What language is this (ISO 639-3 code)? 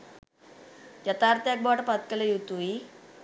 sin